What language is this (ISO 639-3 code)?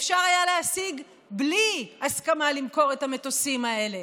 heb